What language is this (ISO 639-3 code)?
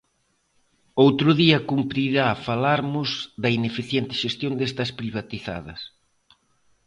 glg